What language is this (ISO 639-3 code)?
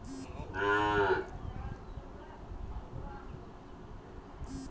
mag